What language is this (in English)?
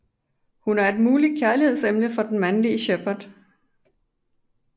Danish